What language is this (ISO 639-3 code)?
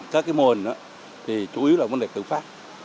vie